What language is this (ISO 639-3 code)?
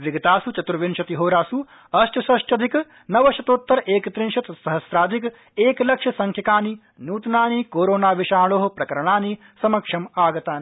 san